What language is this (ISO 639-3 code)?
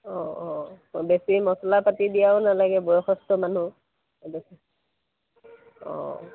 asm